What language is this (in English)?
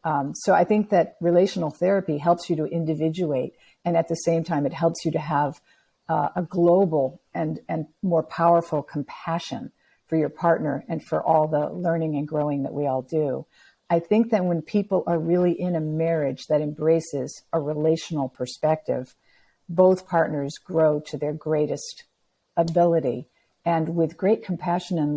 English